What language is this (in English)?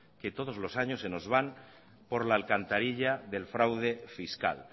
Spanish